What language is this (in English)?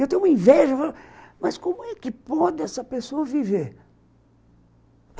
Portuguese